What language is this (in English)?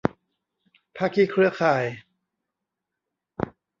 Thai